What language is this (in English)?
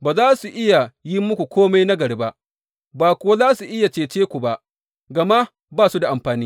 Hausa